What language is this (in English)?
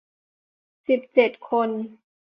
Thai